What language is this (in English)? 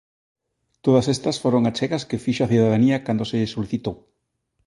Galician